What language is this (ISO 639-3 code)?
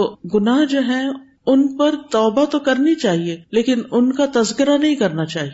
urd